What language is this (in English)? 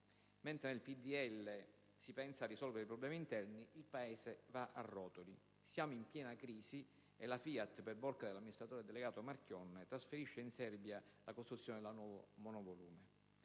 Italian